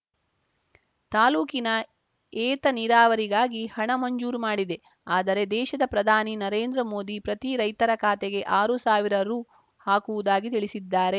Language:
Kannada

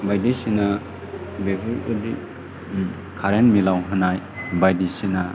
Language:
Bodo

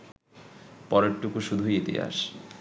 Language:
Bangla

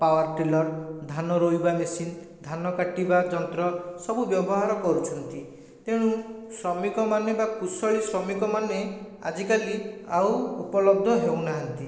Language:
Odia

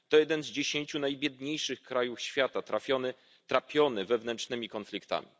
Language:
Polish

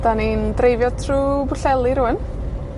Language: Welsh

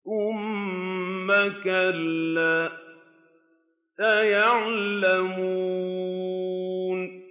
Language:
Arabic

